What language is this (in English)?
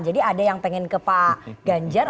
Indonesian